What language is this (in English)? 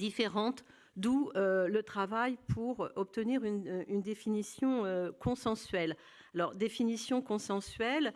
French